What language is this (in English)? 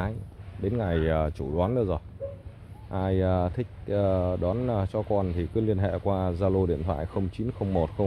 Vietnamese